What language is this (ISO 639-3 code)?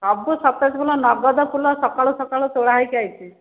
ori